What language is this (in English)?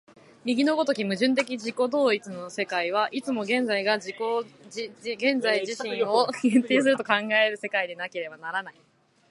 Japanese